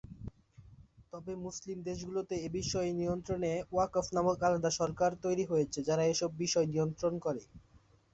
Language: Bangla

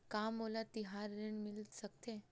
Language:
Chhattisgarhi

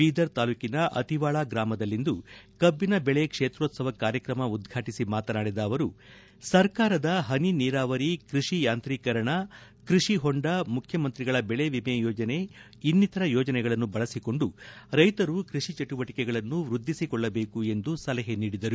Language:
Kannada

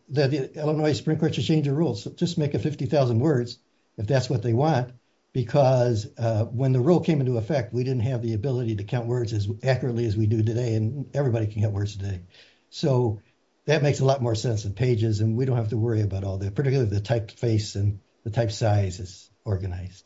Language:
English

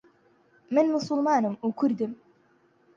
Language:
Central Kurdish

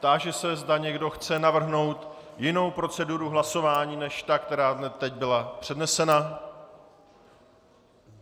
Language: Czech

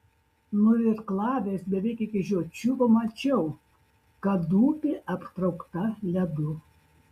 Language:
Lithuanian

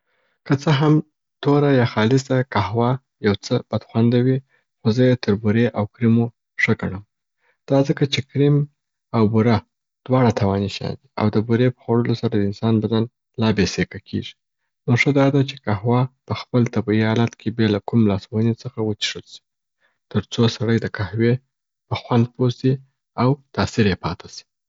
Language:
Southern Pashto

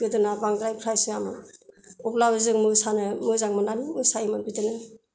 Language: Bodo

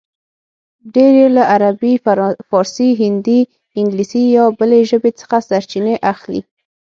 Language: Pashto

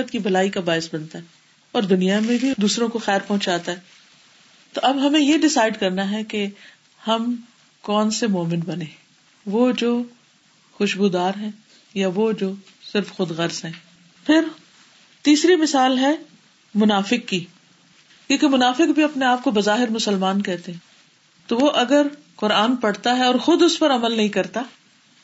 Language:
Urdu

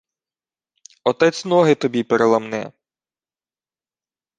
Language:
Ukrainian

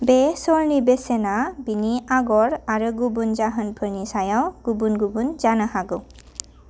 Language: Bodo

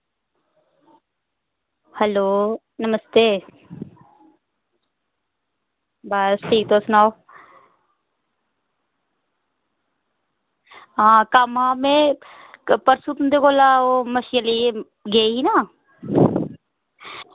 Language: Dogri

